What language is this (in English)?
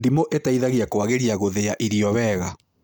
Kikuyu